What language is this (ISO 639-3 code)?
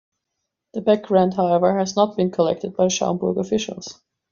eng